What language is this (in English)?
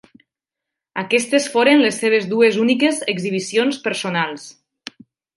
Catalan